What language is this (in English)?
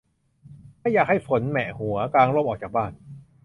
Thai